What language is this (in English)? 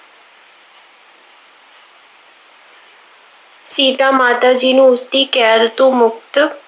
Punjabi